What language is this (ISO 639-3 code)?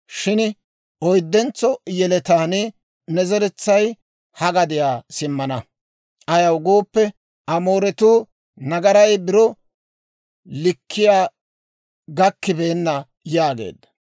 dwr